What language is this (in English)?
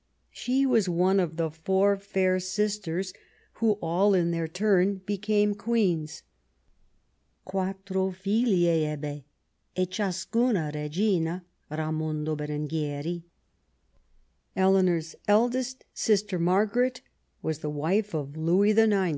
English